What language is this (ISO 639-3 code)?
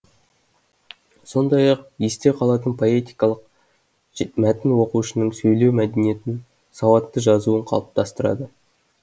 kaz